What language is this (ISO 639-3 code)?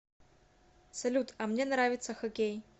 rus